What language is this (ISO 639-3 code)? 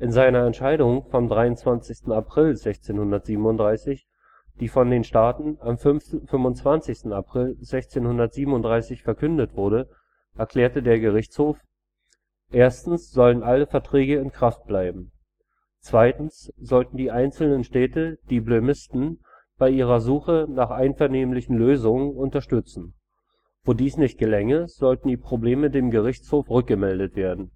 deu